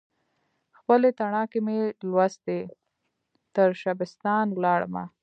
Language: Pashto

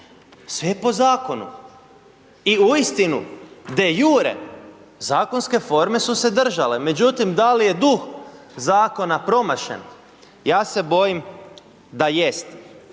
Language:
Croatian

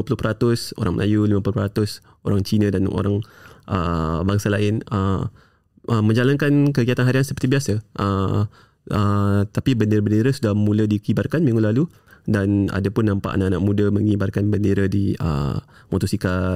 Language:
Malay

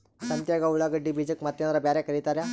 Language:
Kannada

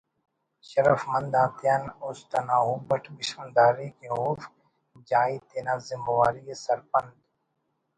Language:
Brahui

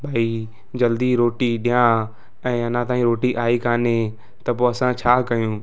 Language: Sindhi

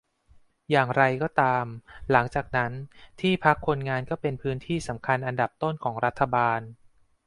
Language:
Thai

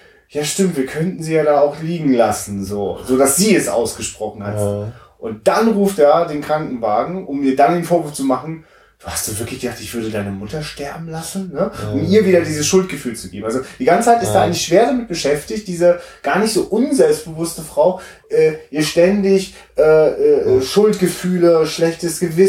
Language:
German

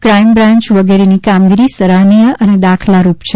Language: Gujarati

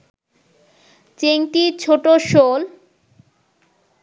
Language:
Bangla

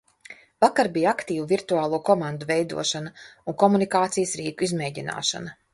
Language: Latvian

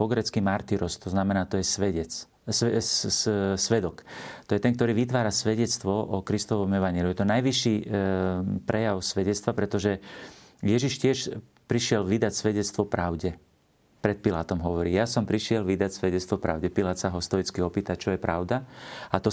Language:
Slovak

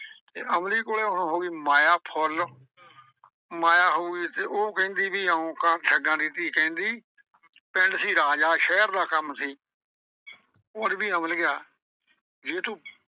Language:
Punjabi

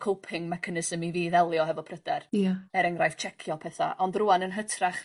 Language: Welsh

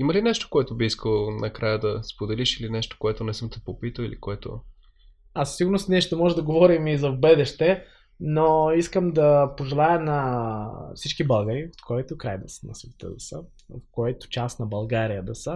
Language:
Bulgarian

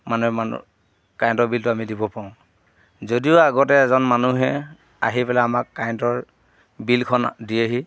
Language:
Assamese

